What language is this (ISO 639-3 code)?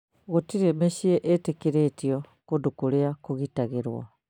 kik